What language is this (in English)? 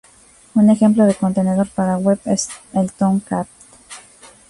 Spanish